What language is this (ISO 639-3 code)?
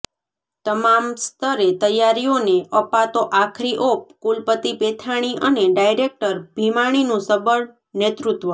guj